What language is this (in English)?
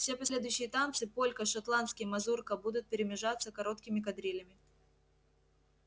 Russian